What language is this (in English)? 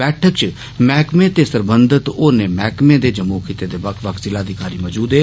Dogri